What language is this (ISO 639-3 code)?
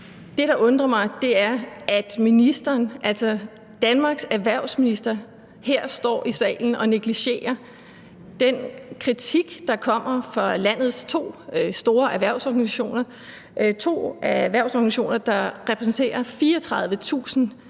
dan